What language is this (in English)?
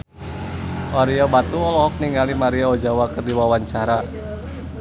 Sundanese